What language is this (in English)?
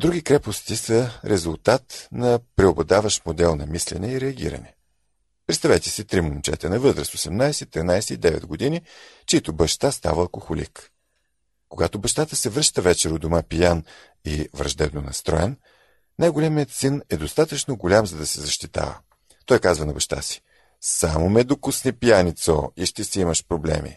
Bulgarian